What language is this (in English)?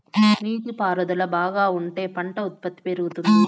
Telugu